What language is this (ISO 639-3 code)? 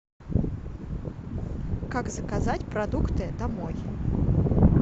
rus